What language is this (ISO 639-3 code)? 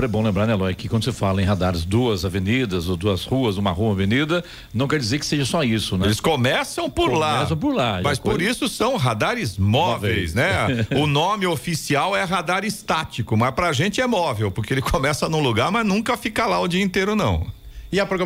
por